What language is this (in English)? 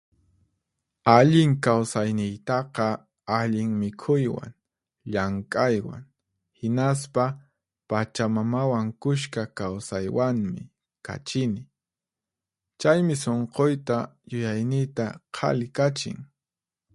Puno Quechua